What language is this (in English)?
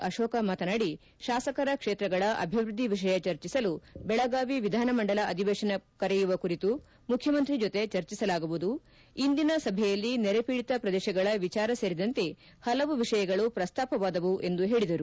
Kannada